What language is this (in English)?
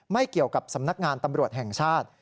Thai